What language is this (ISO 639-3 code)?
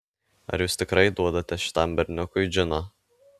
lit